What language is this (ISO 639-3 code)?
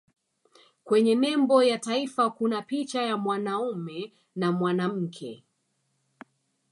swa